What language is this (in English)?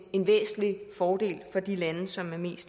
Danish